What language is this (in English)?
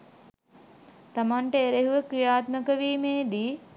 Sinhala